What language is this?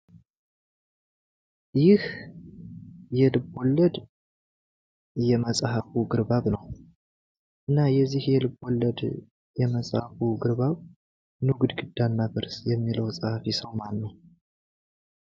Amharic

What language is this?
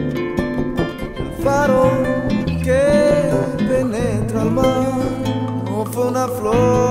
Spanish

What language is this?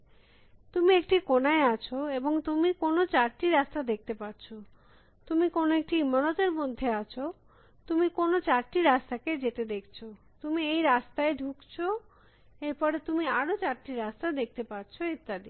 Bangla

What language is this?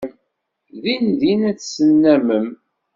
Kabyle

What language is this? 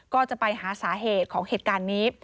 Thai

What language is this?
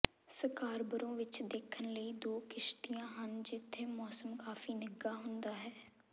Punjabi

